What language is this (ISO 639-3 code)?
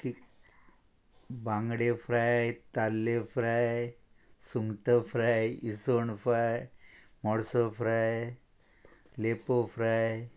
kok